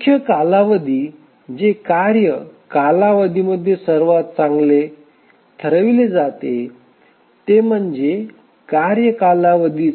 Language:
Marathi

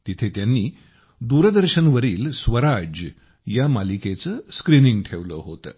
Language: Marathi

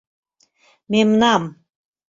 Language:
Mari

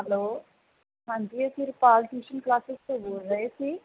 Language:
Punjabi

